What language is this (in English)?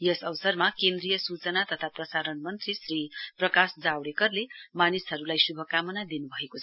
Nepali